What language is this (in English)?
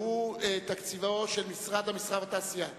Hebrew